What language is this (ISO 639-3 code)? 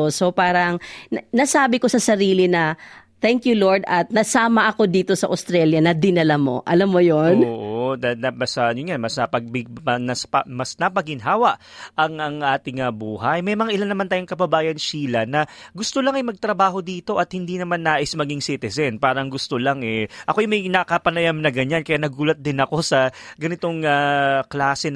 fil